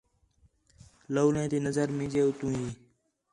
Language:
Khetrani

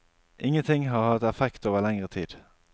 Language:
Norwegian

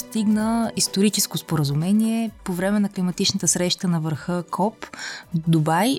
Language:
Bulgarian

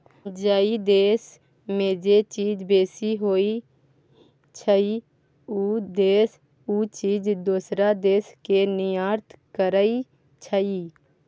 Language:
Maithili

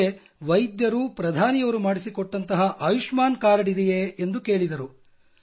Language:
Kannada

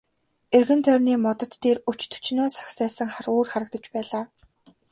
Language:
Mongolian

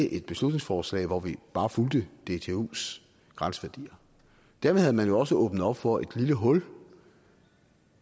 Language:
Danish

